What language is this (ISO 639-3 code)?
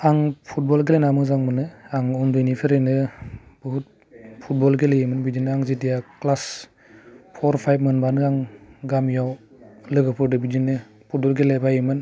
brx